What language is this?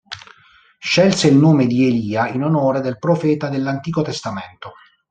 Italian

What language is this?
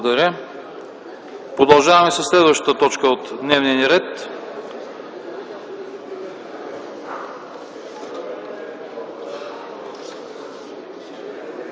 Bulgarian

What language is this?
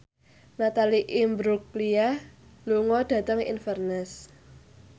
Javanese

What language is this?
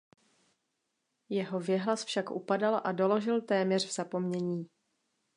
Czech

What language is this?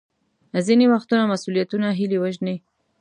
Pashto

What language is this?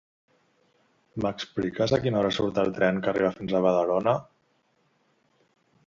Catalan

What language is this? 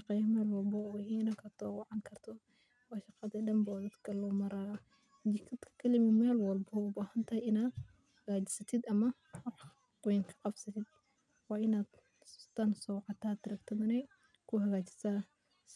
Somali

